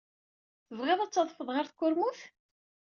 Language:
Kabyle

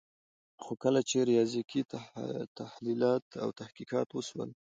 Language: Pashto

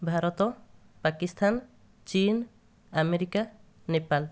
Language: Odia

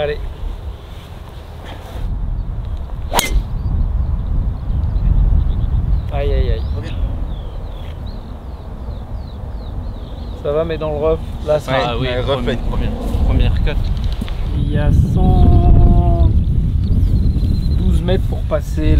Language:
French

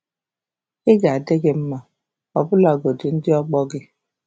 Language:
Igbo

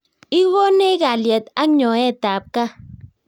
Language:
Kalenjin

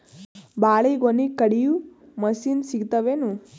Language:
Kannada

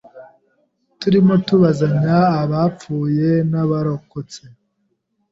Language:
Kinyarwanda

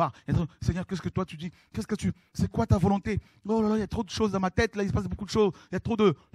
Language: French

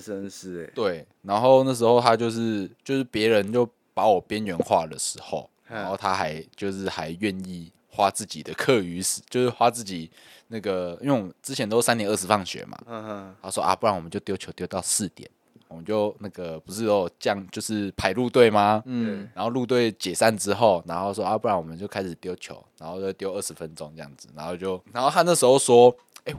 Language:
Chinese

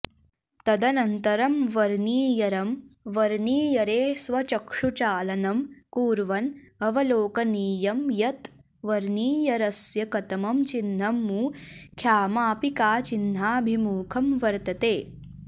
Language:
Sanskrit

